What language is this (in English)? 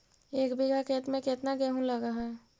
Magahi